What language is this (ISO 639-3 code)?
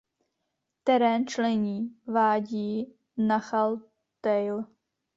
ces